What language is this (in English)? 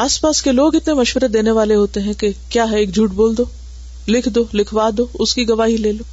Urdu